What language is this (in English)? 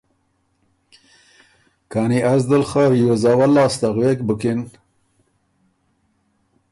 Ormuri